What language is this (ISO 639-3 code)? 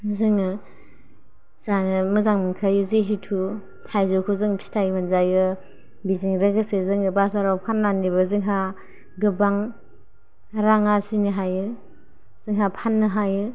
brx